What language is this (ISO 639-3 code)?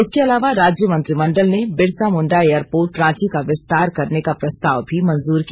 hin